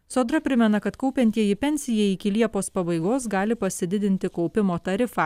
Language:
Lithuanian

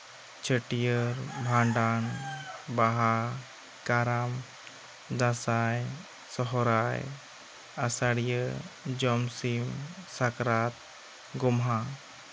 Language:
Santali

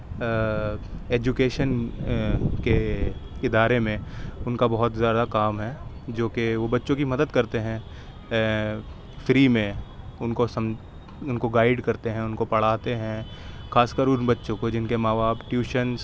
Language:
Urdu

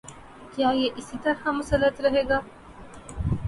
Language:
Urdu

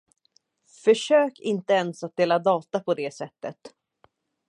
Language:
Swedish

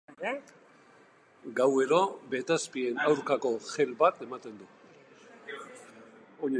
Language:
Basque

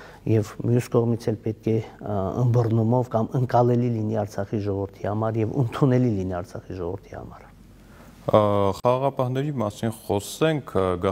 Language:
Romanian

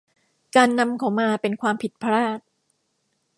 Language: Thai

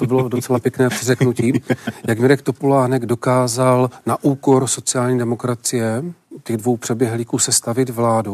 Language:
Czech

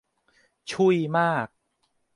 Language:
Thai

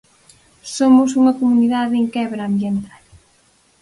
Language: Galician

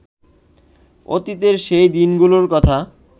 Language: Bangla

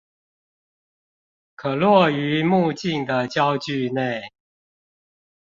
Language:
Chinese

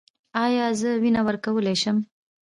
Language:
Pashto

